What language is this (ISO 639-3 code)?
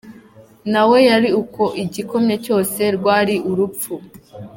kin